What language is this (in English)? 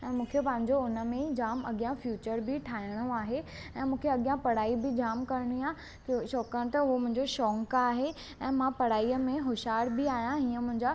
Sindhi